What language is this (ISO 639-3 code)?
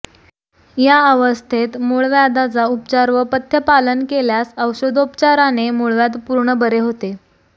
mar